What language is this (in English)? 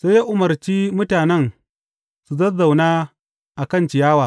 Hausa